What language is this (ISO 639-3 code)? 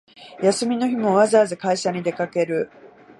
jpn